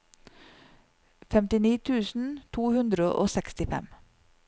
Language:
Norwegian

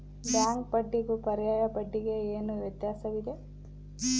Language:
Kannada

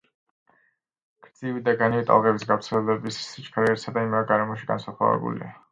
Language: Georgian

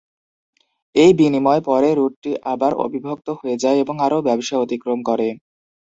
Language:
Bangla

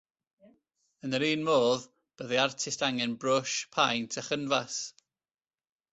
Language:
Welsh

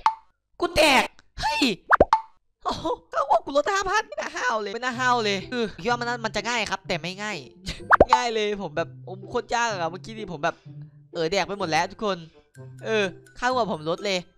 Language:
Thai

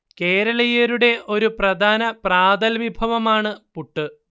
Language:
Malayalam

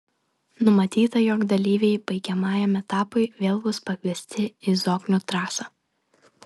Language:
Lithuanian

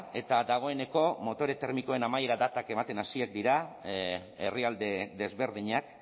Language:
Basque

